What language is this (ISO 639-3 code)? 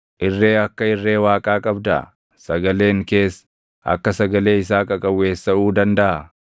orm